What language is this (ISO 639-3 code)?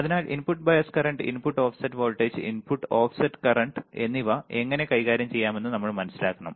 mal